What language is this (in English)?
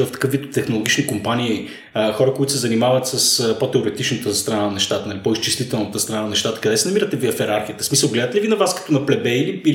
Bulgarian